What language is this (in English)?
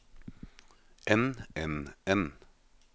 Norwegian